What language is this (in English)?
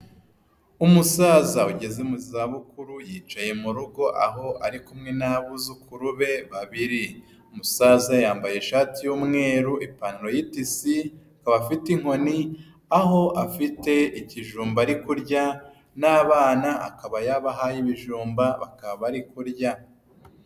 Kinyarwanda